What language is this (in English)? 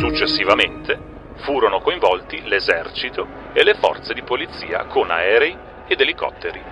Italian